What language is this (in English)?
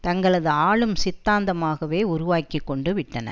Tamil